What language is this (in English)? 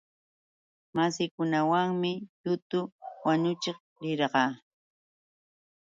Yauyos Quechua